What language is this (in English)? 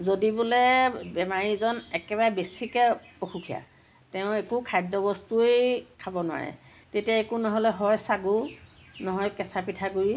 Assamese